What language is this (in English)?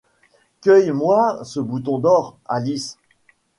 French